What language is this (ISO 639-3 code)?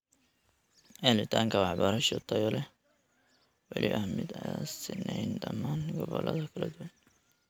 som